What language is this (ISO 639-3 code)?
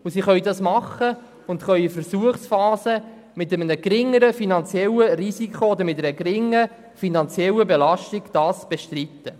gsw